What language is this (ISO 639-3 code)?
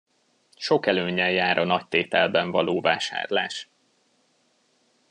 hun